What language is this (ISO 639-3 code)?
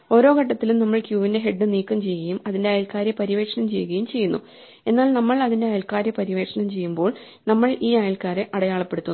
mal